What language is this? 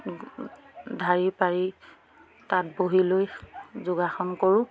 Assamese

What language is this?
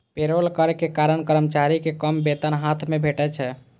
Maithili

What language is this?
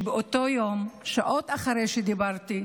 Hebrew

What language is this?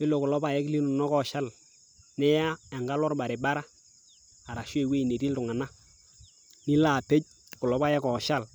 Masai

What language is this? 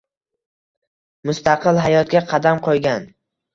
Uzbek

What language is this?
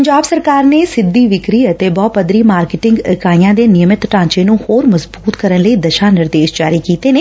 Punjabi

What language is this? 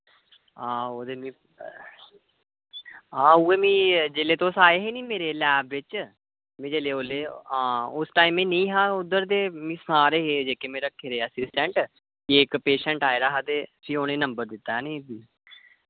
Dogri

